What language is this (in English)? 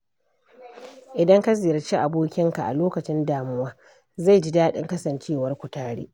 Hausa